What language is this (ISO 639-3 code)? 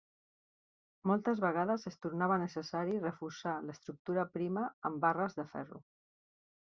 cat